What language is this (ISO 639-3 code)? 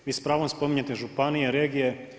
hrv